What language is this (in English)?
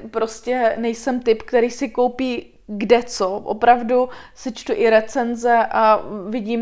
Czech